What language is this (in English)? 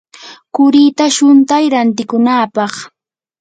Yanahuanca Pasco Quechua